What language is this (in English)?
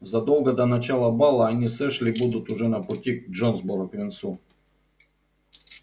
Russian